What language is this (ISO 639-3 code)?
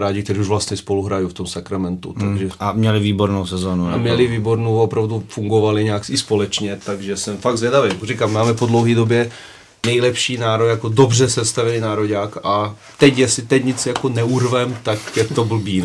ces